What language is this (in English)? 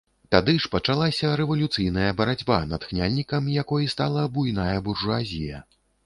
Belarusian